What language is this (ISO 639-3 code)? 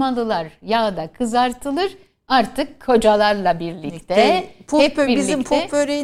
tur